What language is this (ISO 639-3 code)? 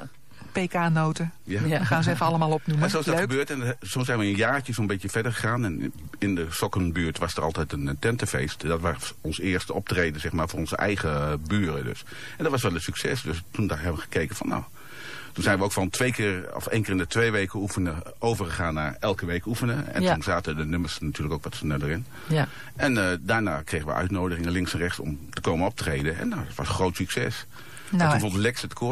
nld